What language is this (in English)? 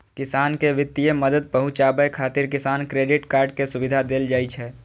Maithili